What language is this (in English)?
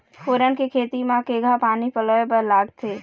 Chhattisgarhi